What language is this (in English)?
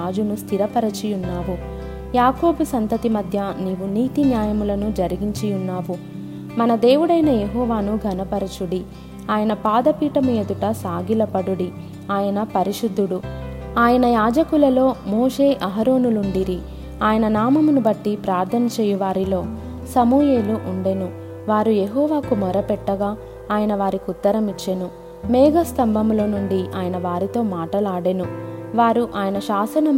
Telugu